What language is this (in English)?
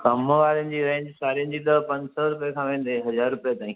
Sindhi